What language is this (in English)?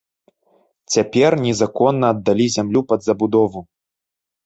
Belarusian